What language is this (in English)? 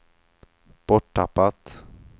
Swedish